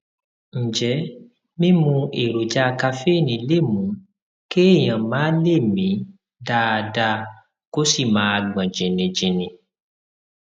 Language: Yoruba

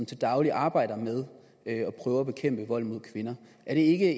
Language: Danish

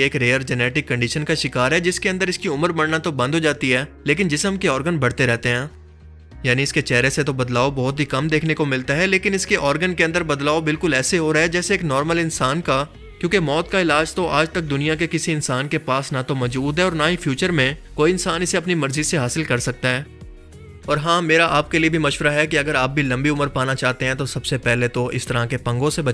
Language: Urdu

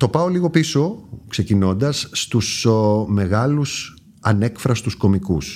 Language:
Greek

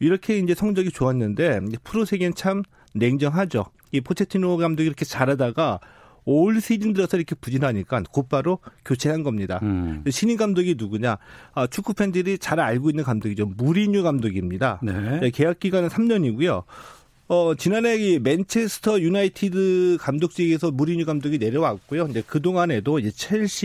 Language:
Korean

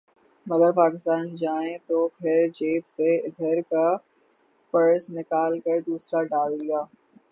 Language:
Urdu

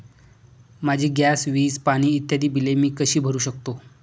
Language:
Marathi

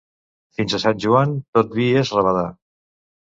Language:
Catalan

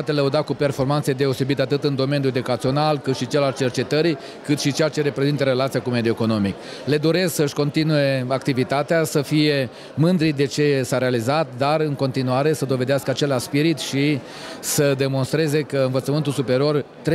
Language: Romanian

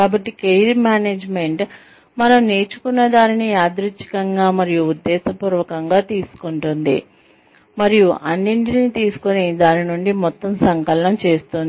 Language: Telugu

